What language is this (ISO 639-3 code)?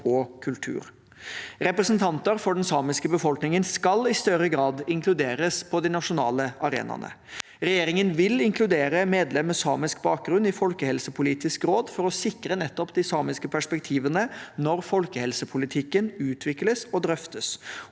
nor